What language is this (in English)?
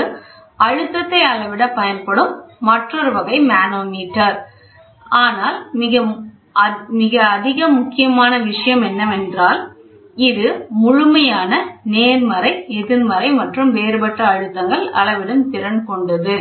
Tamil